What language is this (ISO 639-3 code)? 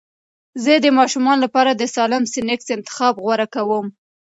pus